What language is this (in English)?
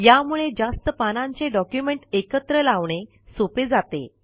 Marathi